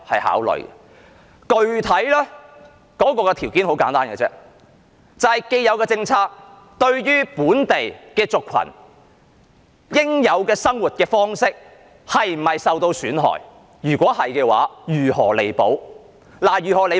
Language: Cantonese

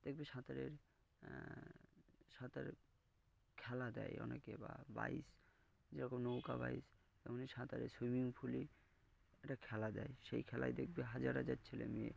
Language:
Bangla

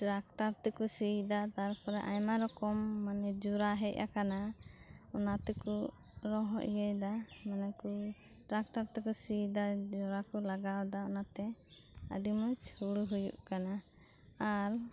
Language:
Santali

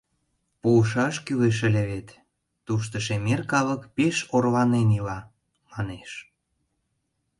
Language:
Mari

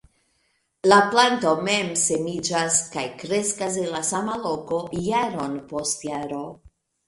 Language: Esperanto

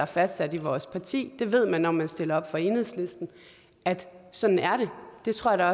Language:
Danish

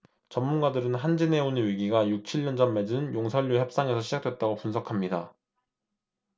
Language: Korean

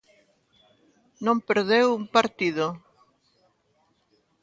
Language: Galician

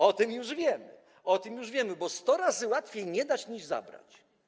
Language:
Polish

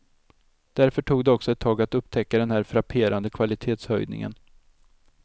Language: Swedish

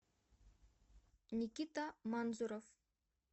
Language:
Russian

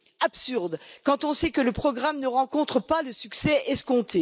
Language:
French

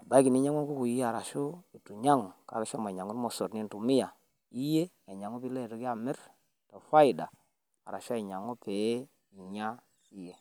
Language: Masai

